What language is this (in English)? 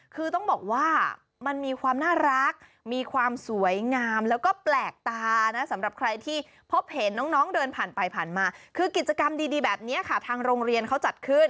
Thai